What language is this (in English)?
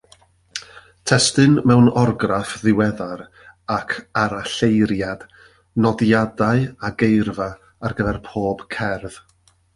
Welsh